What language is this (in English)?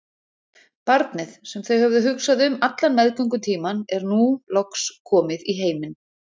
Icelandic